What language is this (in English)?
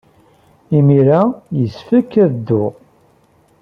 Kabyle